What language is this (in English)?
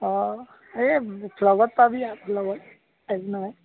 Assamese